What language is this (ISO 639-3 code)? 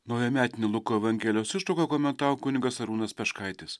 lit